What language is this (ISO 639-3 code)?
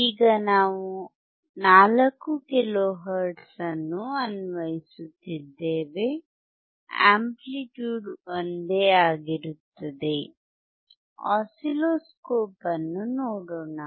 kan